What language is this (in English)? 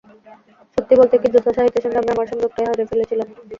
Bangla